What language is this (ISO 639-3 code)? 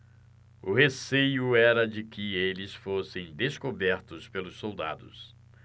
por